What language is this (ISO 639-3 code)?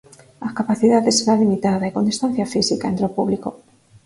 glg